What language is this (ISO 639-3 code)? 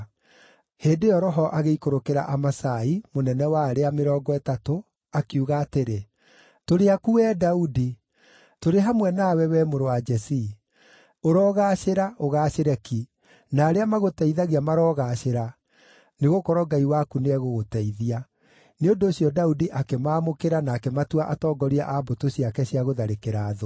kik